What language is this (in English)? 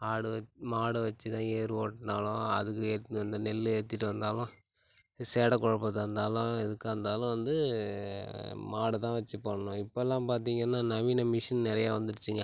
Tamil